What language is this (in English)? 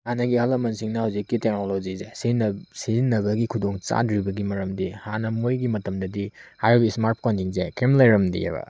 Manipuri